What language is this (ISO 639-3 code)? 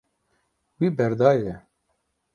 kur